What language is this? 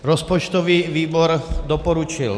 Czech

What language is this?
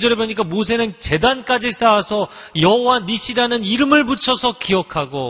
Korean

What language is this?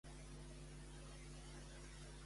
Catalan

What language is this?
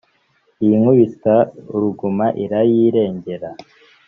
Kinyarwanda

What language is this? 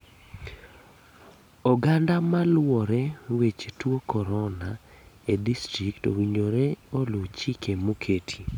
Luo (Kenya and Tanzania)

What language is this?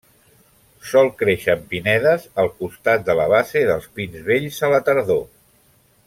Catalan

